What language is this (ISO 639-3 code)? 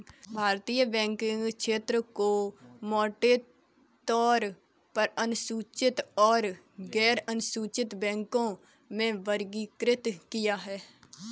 hin